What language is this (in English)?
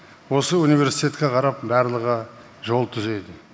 Kazakh